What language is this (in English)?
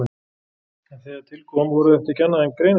Icelandic